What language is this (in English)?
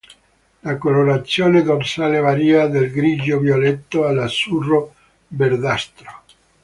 Italian